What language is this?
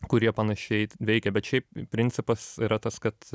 Lithuanian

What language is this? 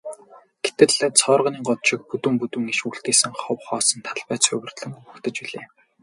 Mongolian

